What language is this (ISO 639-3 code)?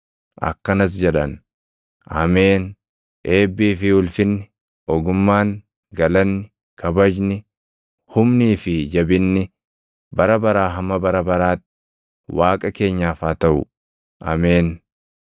orm